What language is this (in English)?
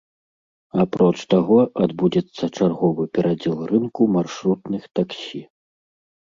Belarusian